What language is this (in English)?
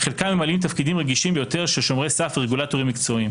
Hebrew